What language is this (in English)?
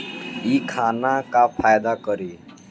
Bhojpuri